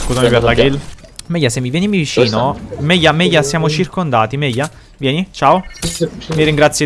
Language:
Italian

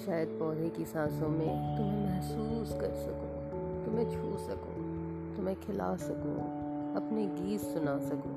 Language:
Hindi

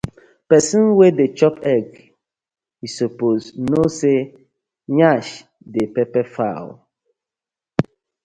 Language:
Nigerian Pidgin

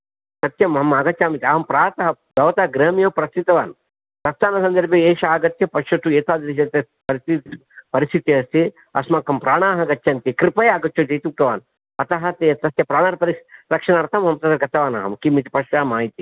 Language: Sanskrit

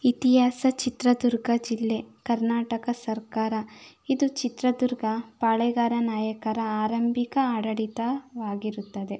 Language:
Kannada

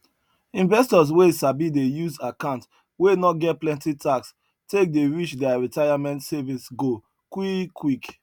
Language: Nigerian Pidgin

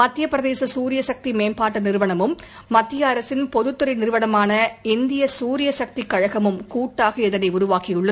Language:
Tamil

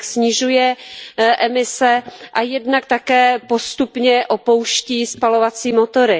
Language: Czech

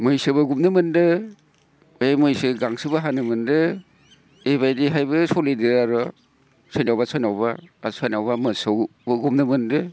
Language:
Bodo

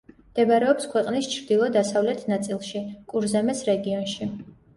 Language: Georgian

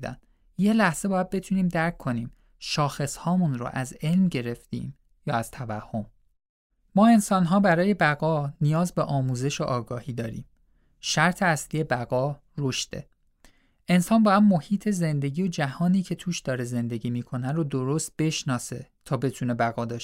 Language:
Persian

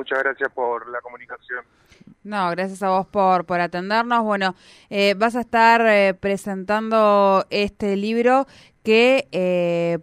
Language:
Spanish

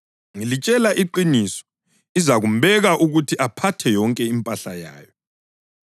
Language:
North Ndebele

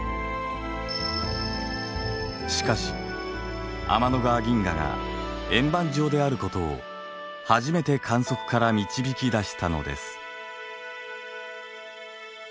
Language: Japanese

